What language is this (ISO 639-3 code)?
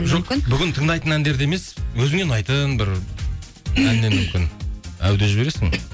kaz